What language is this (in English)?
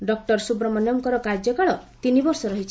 Odia